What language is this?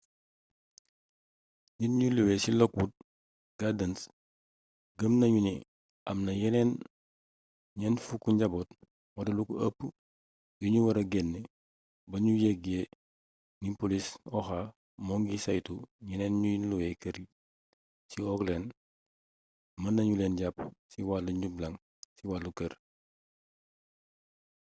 Wolof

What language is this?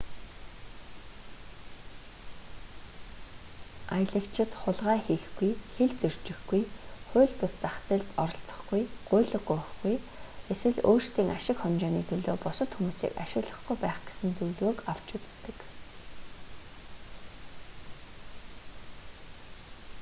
Mongolian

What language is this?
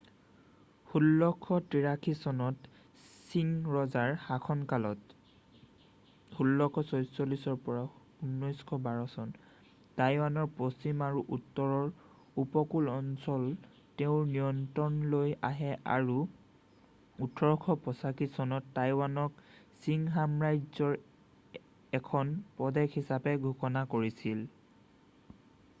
Assamese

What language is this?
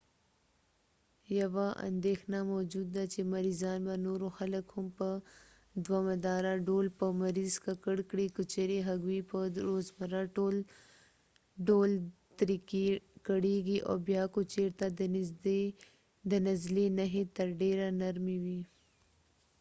Pashto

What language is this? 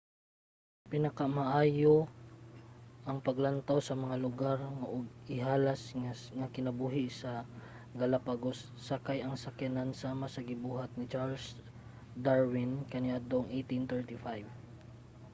Cebuano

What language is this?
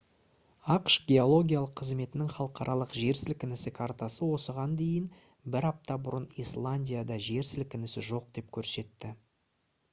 Kazakh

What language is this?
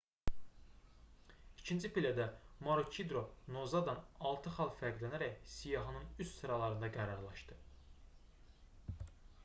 Azerbaijani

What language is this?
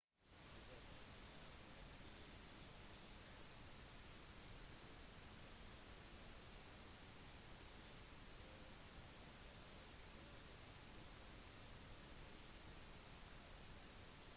Norwegian Bokmål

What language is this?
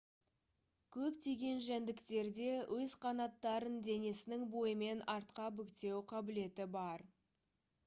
Kazakh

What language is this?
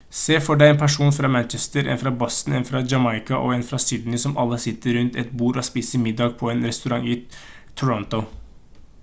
Norwegian Bokmål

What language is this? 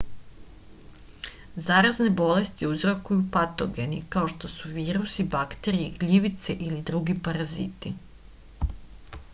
Serbian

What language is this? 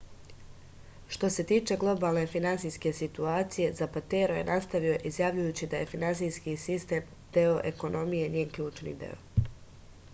Serbian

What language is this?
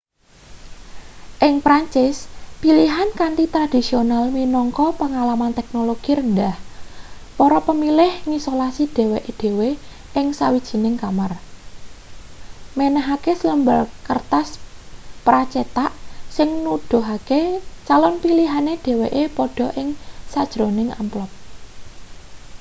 Javanese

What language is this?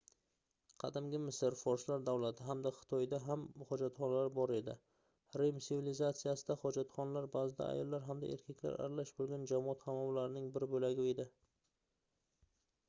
Uzbek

